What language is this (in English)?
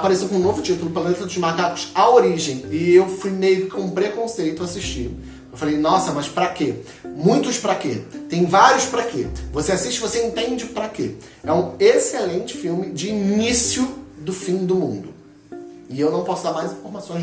Portuguese